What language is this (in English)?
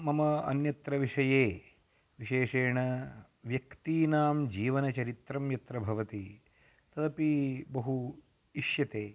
Sanskrit